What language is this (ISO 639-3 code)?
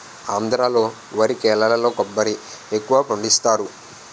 tel